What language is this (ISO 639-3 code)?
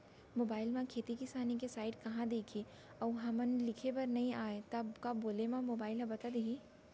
hne